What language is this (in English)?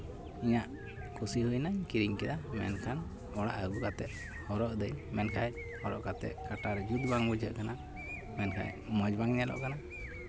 Santali